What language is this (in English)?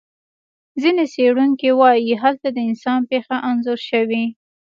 Pashto